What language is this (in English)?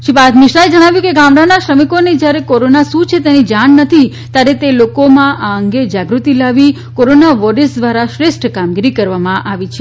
Gujarati